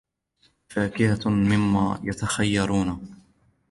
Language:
Arabic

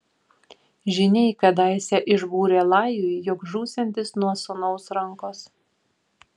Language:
Lithuanian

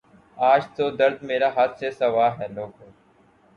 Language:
Urdu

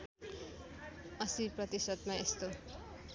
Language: Nepali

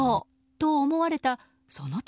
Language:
Japanese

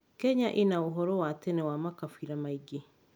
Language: Kikuyu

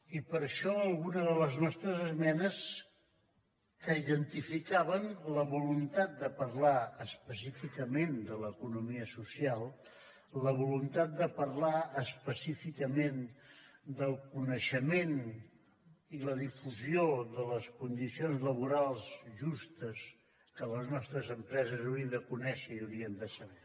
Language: Catalan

